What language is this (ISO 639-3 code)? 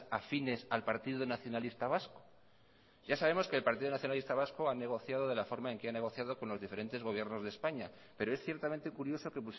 spa